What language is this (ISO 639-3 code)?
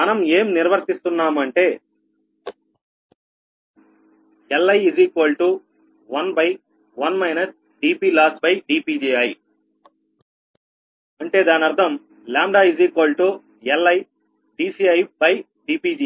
tel